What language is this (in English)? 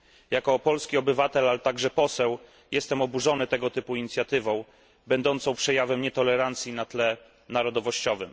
Polish